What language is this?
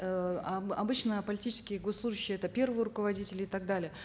Kazakh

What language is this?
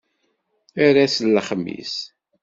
Kabyle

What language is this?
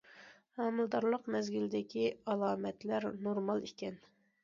Uyghur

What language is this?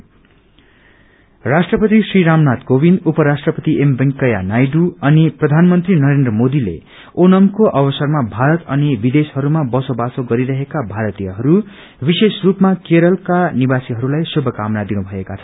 Nepali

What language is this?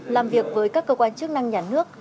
Vietnamese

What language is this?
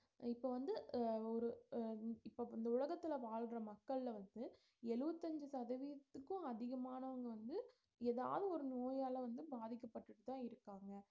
Tamil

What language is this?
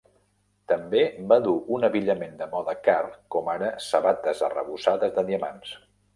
Catalan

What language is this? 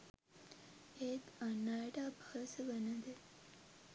Sinhala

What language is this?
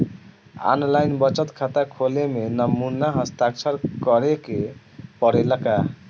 Bhojpuri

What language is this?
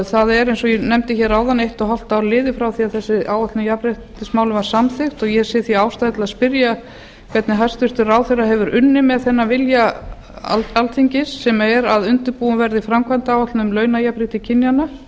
Icelandic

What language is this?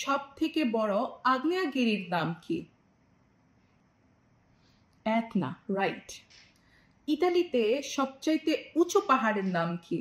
Bangla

